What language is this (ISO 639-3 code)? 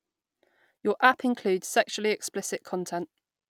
eng